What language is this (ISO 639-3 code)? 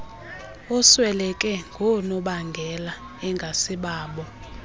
xho